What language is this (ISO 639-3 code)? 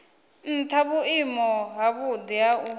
ven